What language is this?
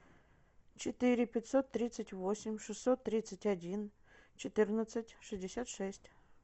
Russian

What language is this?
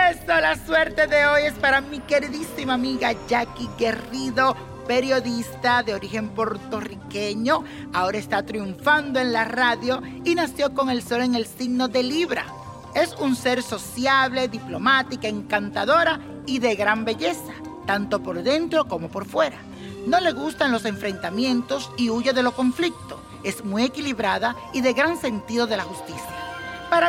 Spanish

